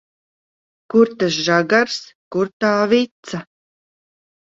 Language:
Latvian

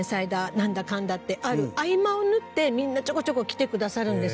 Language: Japanese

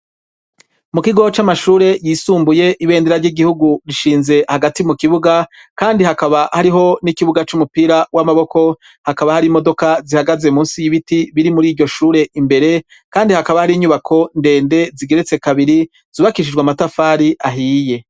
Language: Rundi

